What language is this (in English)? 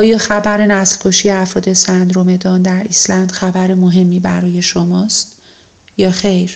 Persian